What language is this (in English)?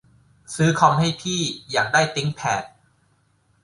Thai